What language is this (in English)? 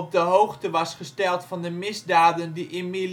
Dutch